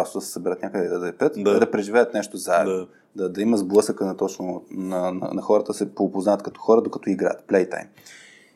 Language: Bulgarian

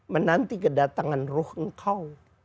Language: Indonesian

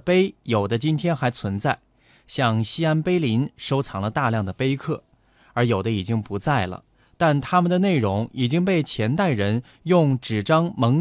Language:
Chinese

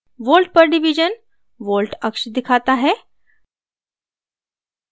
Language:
Hindi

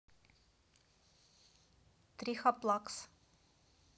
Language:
Russian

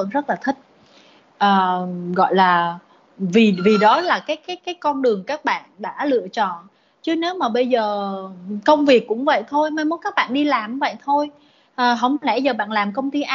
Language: Vietnamese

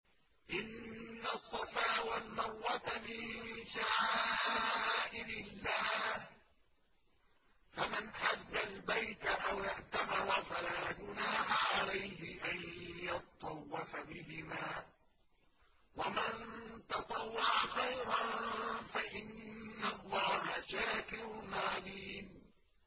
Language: Arabic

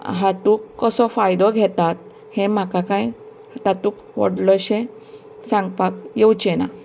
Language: Konkani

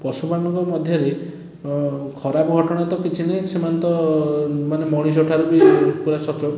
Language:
Odia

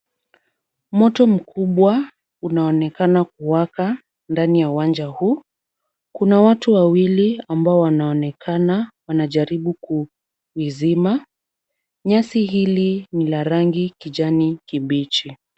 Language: Swahili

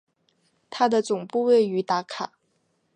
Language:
Chinese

